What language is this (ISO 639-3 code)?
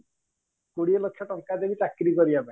ori